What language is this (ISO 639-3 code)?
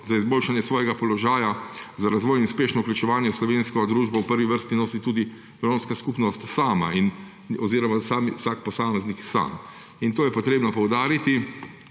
slv